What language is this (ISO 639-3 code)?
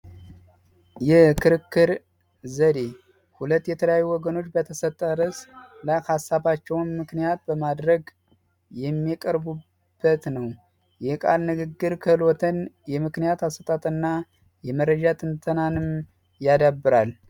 amh